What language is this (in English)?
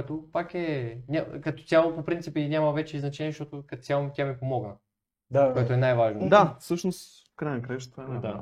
Bulgarian